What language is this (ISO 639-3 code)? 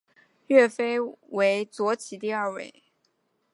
zho